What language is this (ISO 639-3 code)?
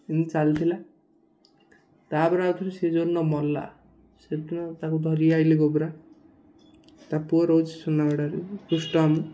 ori